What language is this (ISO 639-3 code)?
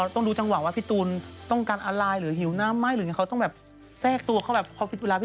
tha